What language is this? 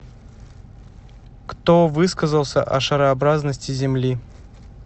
Russian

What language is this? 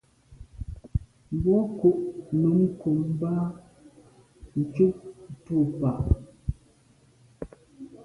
Medumba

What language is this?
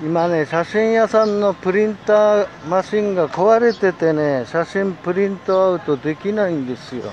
Japanese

